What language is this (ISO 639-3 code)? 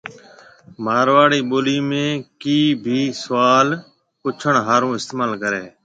mve